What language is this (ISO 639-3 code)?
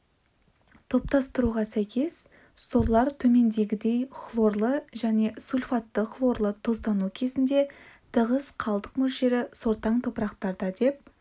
kaz